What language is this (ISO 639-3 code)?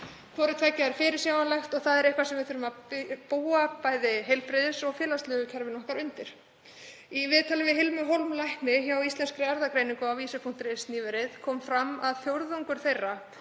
isl